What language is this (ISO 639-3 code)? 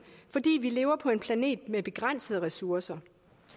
dan